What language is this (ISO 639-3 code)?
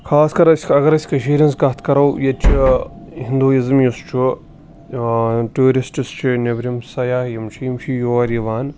kas